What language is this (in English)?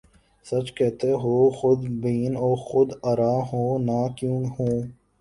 Urdu